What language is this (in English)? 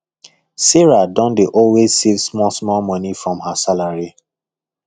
Nigerian Pidgin